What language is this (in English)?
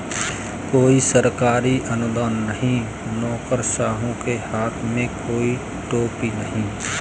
Hindi